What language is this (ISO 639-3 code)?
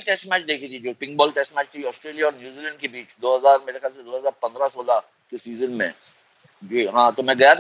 hin